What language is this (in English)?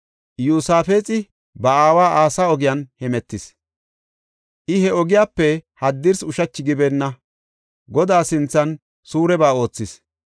Gofa